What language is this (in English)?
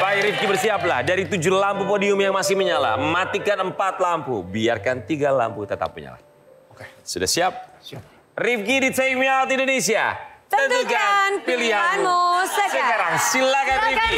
Indonesian